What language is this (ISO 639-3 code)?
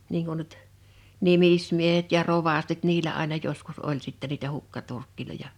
fin